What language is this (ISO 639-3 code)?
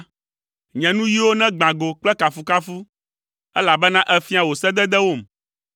ewe